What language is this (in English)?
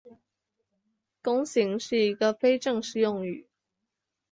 Chinese